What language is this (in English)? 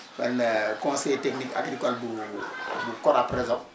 Wolof